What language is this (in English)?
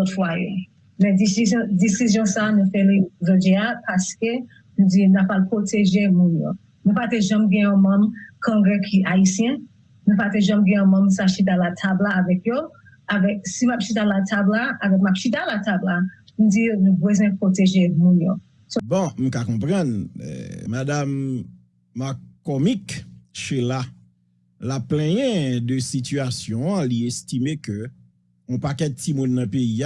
French